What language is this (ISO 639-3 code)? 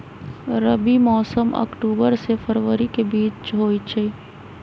mag